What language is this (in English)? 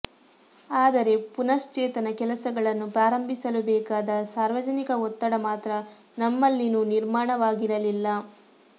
Kannada